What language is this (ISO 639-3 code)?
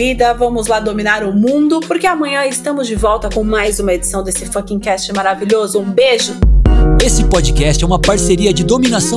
por